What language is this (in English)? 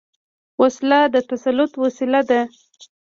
Pashto